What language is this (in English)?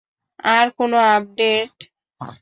Bangla